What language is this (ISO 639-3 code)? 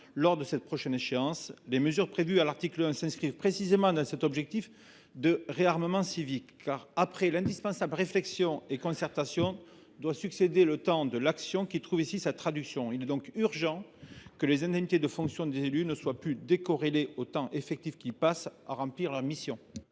fra